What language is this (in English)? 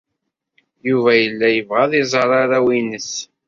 Kabyle